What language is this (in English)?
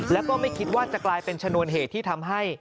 Thai